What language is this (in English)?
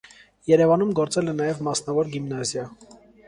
Armenian